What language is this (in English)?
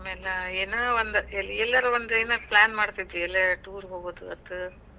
Kannada